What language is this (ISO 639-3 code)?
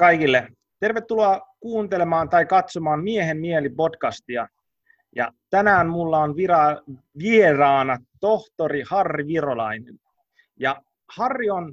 fin